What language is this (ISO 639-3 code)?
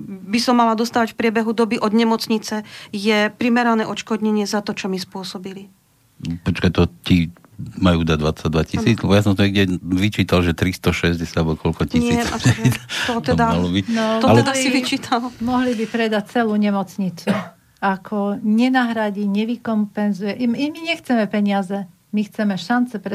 slk